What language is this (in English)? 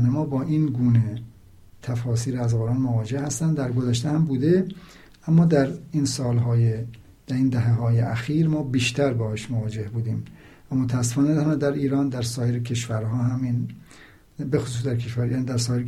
Persian